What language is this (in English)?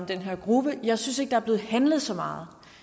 Danish